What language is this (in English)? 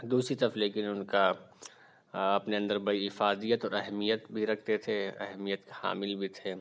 Urdu